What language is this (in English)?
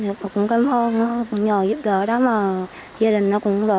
Vietnamese